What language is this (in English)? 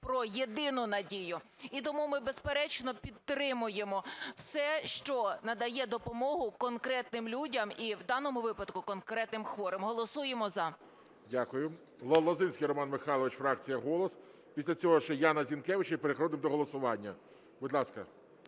Ukrainian